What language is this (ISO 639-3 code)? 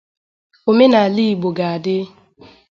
ibo